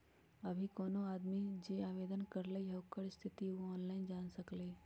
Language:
Magahi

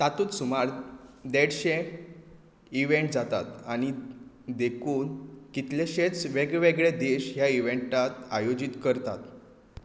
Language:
Konkani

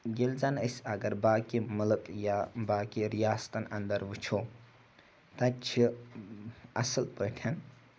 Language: Kashmiri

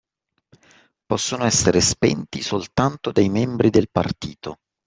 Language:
Italian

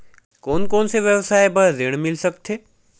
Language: Chhattisgarhi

